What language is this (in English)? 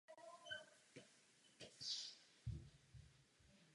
Czech